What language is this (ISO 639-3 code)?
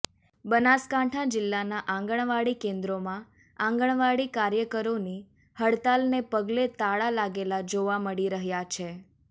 guj